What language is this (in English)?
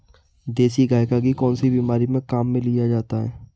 Hindi